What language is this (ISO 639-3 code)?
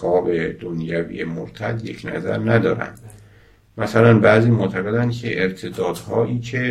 fas